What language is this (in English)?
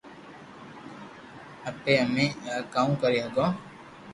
Loarki